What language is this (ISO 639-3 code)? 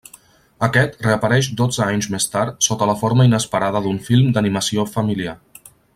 cat